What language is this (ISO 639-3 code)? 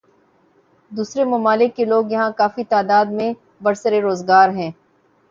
urd